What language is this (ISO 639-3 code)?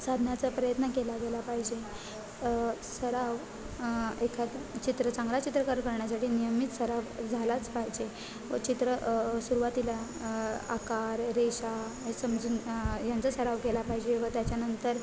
mar